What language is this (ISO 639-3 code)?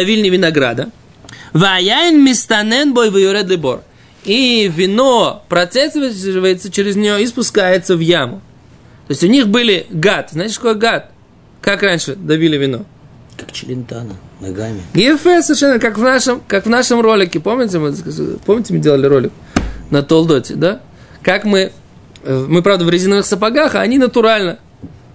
rus